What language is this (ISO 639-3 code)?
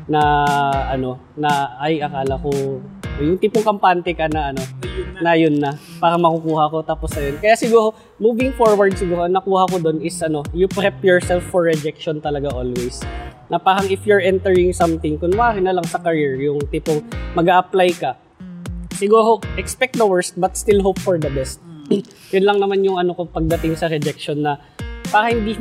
fil